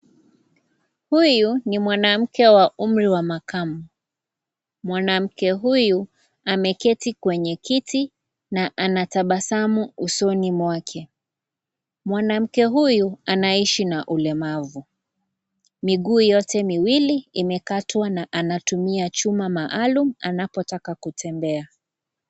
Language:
Swahili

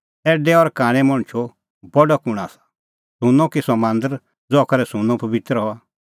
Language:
Kullu Pahari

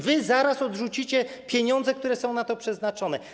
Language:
Polish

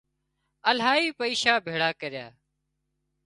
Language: Wadiyara Koli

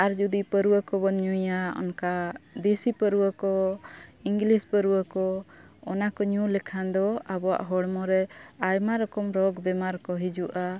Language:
Santali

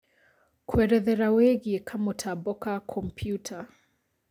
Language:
Kikuyu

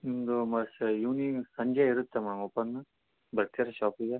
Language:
Kannada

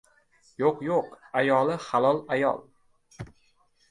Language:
Uzbek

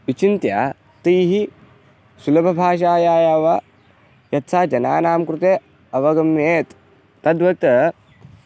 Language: Sanskrit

